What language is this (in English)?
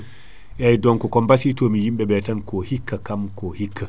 Fula